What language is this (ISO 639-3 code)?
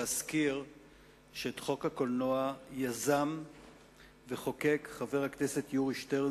heb